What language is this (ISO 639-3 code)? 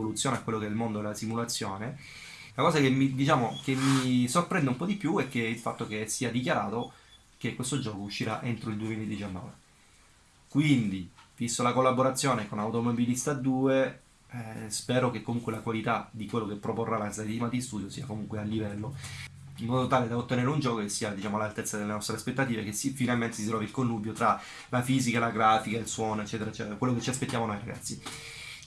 ita